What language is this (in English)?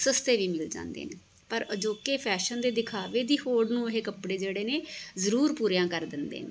Punjabi